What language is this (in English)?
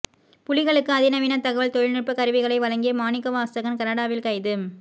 Tamil